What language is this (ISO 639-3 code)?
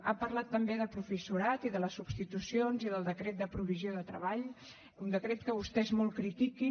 cat